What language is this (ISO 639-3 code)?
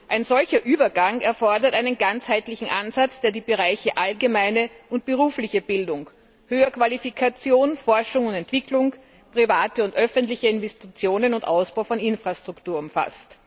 deu